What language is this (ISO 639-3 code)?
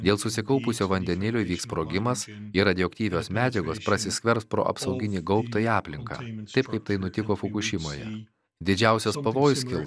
lit